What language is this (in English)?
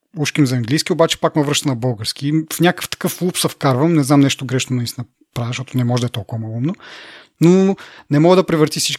Bulgarian